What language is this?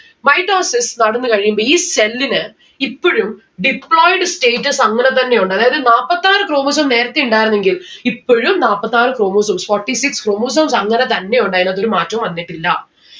Malayalam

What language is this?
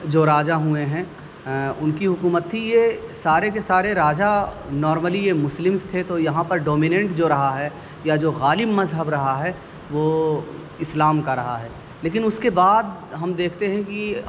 Urdu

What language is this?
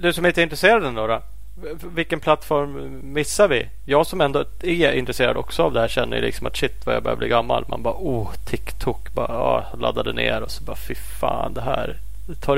Swedish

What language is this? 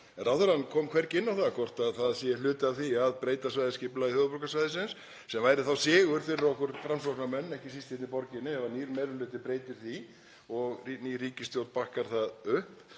Icelandic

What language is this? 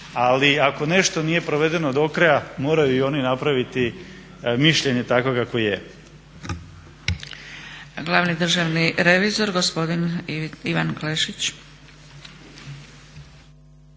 Croatian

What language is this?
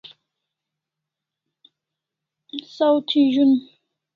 Kalasha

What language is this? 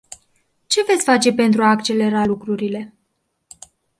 Romanian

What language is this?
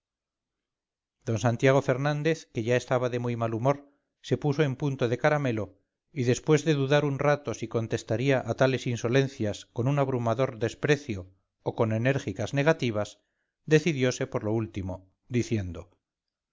Spanish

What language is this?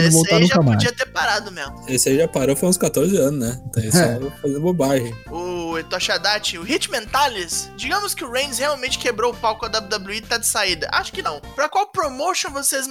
Portuguese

